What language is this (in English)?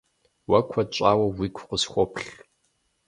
Kabardian